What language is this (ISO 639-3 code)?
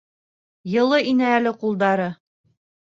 bak